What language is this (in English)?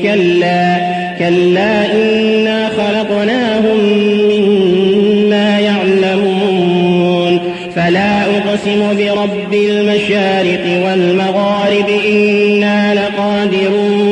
Arabic